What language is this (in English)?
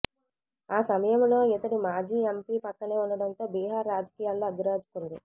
Telugu